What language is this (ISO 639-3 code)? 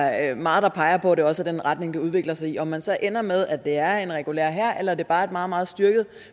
dan